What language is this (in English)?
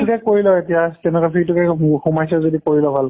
Assamese